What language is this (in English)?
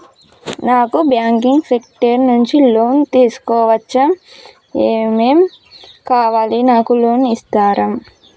Telugu